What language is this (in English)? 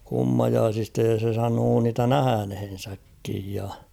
Finnish